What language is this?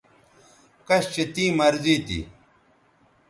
Bateri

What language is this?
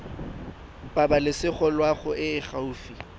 Tswana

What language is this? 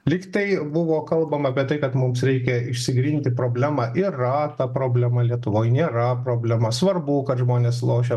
Lithuanian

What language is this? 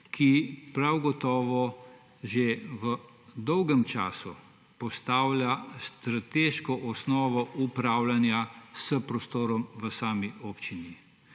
Slovenian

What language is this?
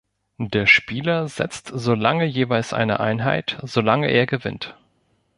German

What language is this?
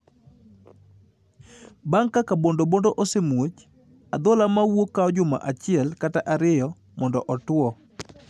Luo (Kenya and Tanzania)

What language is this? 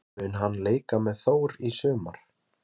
Icelandic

